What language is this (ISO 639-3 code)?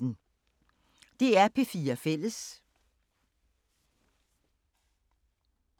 dan